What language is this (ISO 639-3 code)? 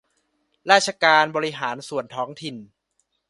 tha